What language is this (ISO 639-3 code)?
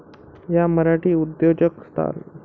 mar